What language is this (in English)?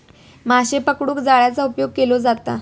Marathi